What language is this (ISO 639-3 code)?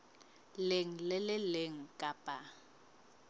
sot